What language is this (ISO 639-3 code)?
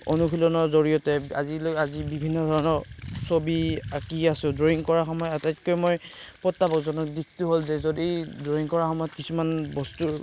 asm